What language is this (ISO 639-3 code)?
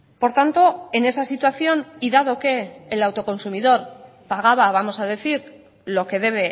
spa